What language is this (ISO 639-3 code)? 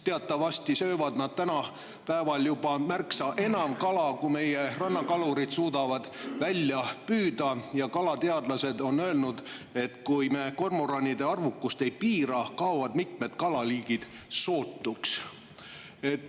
est